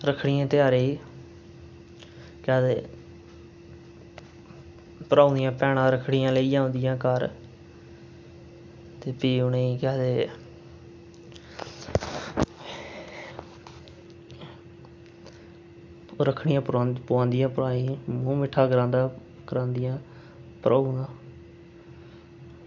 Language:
Dogri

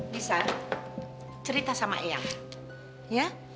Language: Indonesian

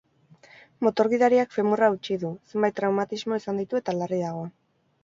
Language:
Basque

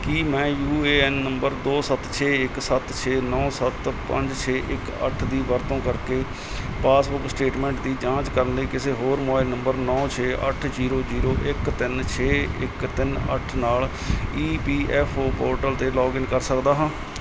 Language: Punjabi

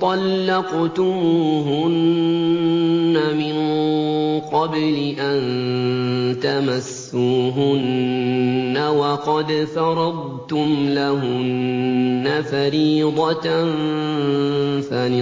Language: Arabic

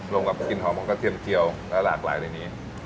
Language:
Thai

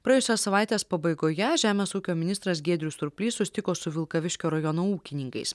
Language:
Lithuanian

